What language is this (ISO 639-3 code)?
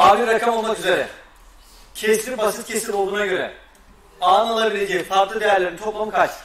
tur